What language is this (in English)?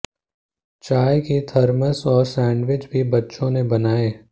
Hindi